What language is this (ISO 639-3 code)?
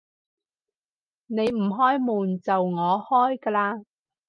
yue